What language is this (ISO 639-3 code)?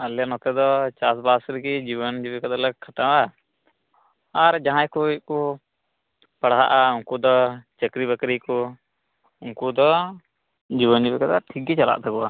sat